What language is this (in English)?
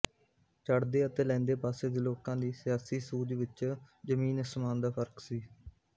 Punjabi